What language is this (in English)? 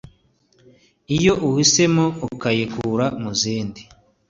Kinyarwanda